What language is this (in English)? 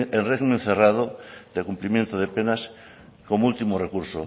Spanish